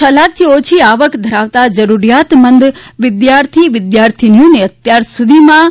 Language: Gujarati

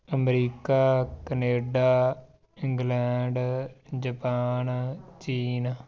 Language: Punjabi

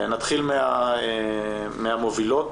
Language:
Hebrew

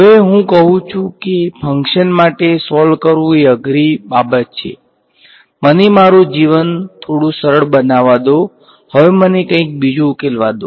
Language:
Gujarati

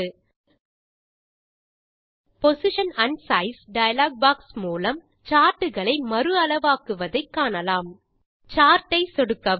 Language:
Tamil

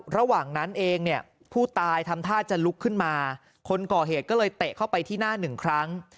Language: Thai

